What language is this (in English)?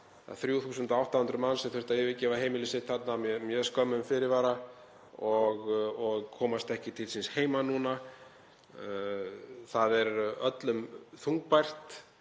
Icelandic